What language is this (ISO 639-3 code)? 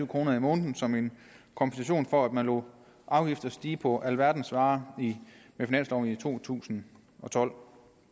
dan